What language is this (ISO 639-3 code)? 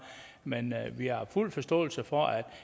dan